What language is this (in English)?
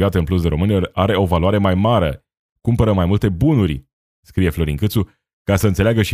Romanian